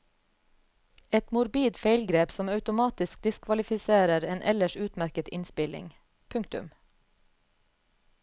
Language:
Norwegian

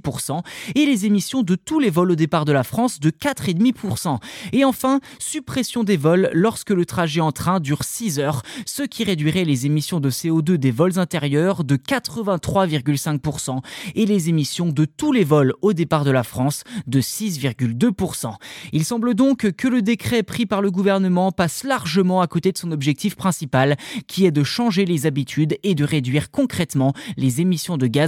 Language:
French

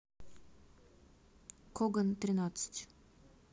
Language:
Russian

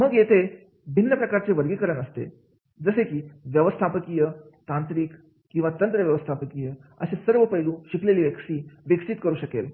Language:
Marathi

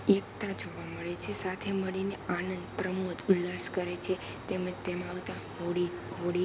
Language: Gujarati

